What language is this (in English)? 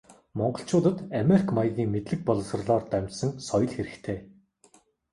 Mongolian